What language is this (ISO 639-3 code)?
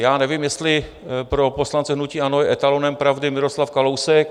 ces